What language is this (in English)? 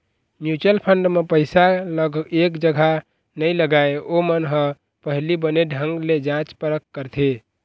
Chhattisgarhi